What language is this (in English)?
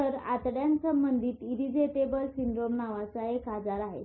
Marathi